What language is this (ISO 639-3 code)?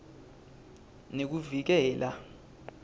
ssw